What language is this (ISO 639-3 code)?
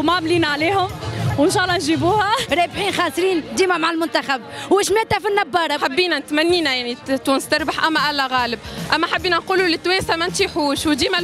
ara